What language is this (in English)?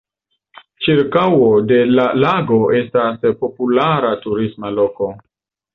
Esperanto